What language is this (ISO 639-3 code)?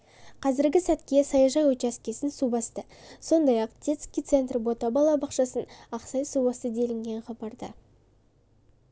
kaz